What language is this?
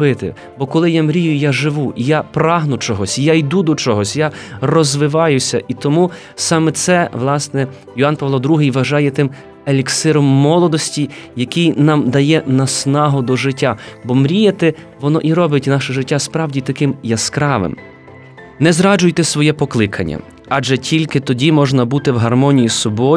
Ukrainian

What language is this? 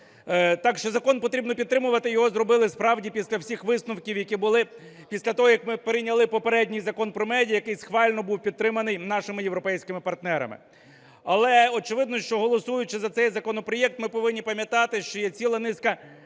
Ukrainian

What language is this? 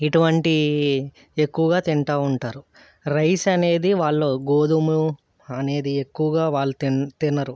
Telugu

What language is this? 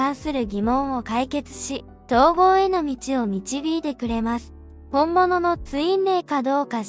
Japanese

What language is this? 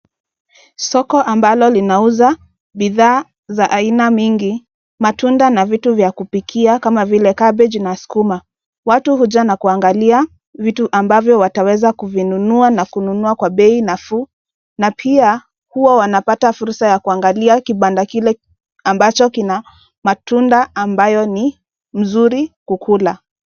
Swahili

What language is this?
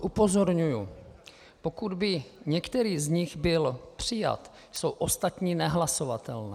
Czech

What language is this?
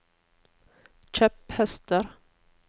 Norwegian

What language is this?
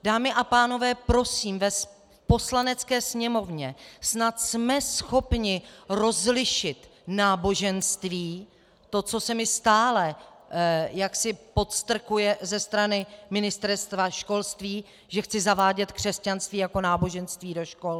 Czech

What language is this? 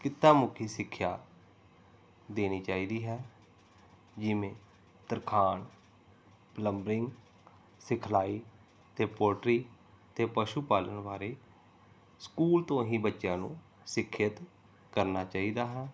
Punjabi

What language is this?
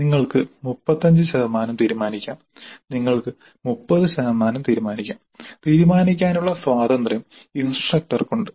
Malayalam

